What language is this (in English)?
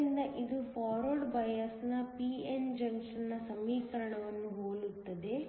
Kannada